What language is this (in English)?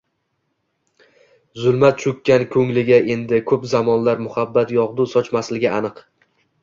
Uzbek